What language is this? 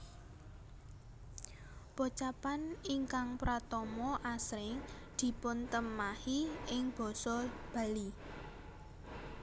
Javanese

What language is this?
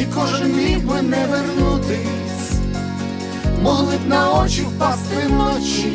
Ukrainian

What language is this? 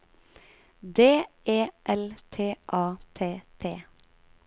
Norwegian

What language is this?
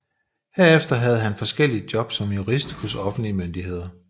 Danish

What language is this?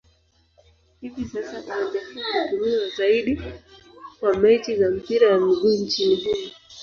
Swahili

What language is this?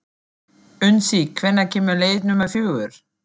Icelandic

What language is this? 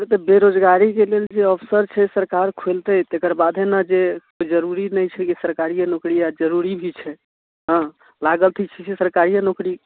Maithili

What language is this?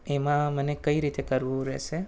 Gujarati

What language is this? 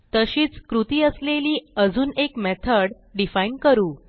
Marathi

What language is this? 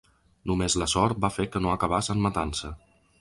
Catalan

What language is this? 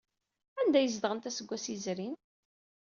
Kabyle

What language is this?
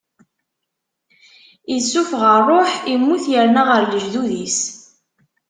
Kabyle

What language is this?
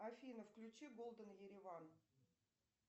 Russian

